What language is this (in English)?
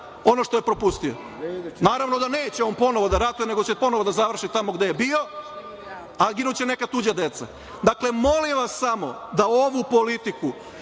Serbian